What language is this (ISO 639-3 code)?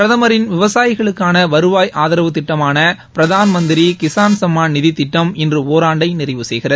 tam